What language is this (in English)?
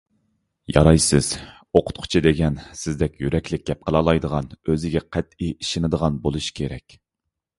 Uyghur